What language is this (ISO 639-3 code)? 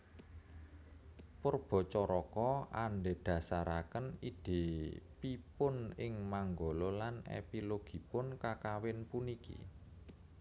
jav